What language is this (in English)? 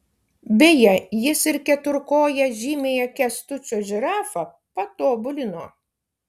Lithuanian